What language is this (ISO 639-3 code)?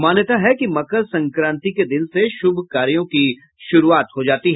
hin